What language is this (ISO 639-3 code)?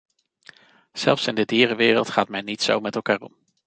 nld